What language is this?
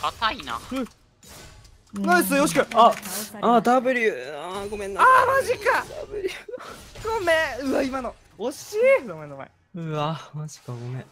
Japanese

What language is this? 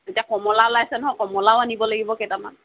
Assamese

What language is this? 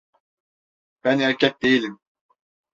Turkish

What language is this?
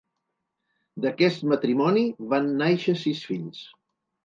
Catalan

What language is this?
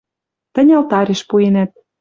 Western Mari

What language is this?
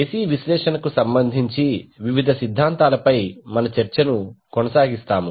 Telugu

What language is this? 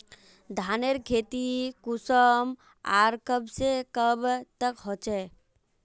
Magahi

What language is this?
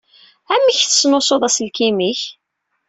Kabyle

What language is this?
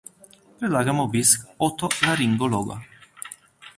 Slovenian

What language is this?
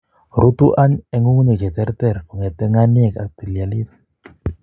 Kalenjin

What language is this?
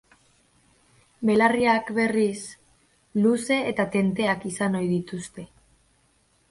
Basque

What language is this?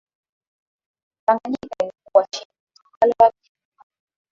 Swahili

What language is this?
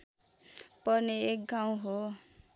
Nepali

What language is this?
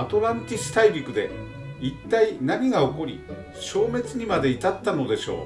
Japanese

